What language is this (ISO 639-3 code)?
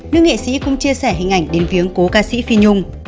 vie